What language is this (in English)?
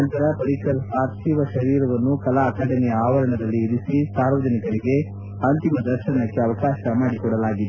Kannada